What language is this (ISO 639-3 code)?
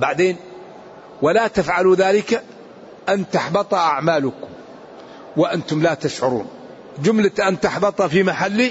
ara